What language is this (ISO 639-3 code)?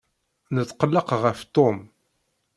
kab